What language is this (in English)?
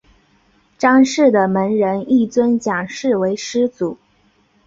Chinese